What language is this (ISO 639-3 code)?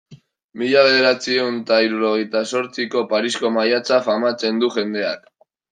eus